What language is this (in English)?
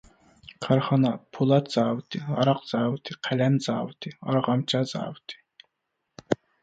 Uyghur